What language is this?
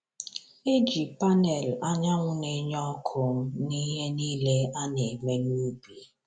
Igbo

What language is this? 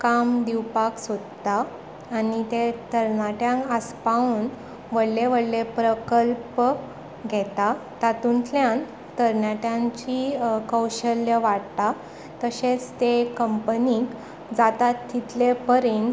Konkani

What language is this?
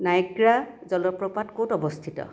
Assamese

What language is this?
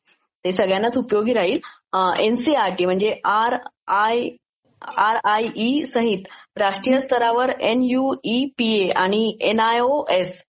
Marathi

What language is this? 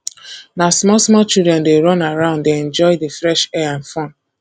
Nigerian Pidgin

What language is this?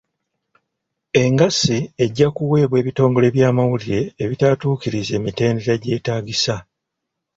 Ganda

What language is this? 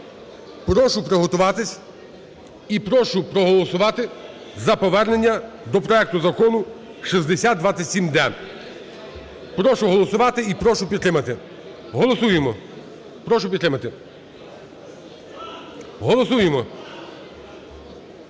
Ukrainian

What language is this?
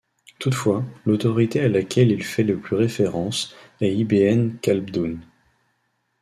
French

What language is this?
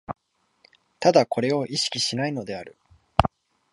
Japanese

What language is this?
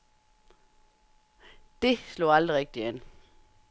Danish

